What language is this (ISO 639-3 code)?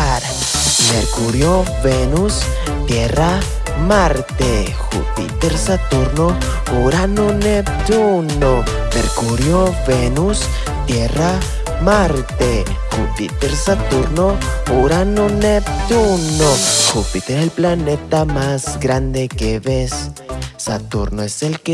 spa